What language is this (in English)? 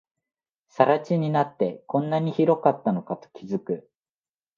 Japanese